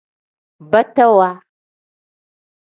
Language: Tem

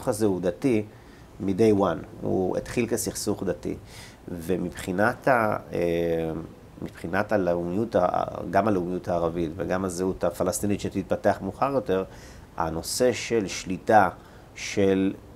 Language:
Hebrew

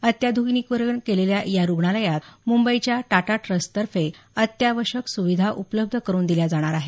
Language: Marathi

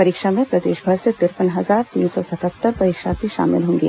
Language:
Hindi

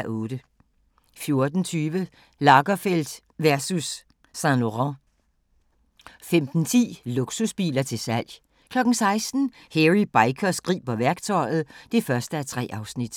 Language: Danish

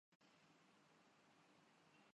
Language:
Urdu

